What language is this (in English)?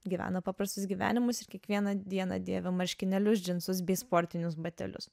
Lithuanian